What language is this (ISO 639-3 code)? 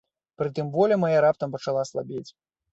bel